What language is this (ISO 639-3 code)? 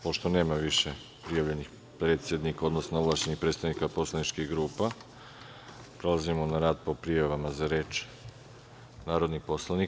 srp